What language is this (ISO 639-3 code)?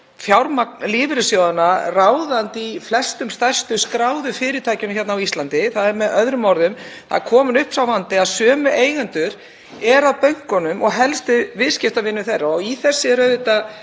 isl